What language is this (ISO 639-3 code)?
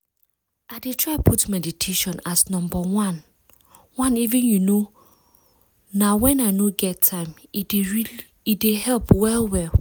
pcm